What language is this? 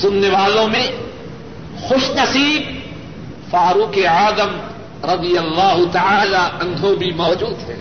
Urdu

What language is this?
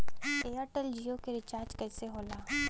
Bhojpuri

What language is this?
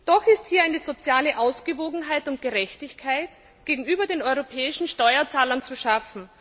German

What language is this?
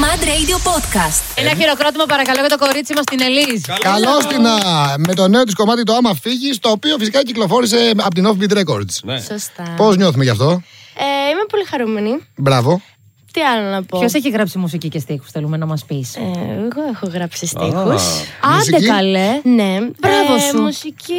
Greek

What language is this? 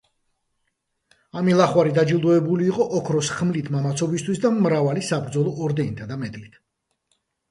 Georgian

